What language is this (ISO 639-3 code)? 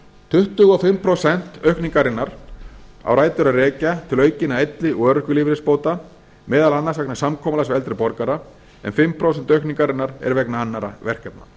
isl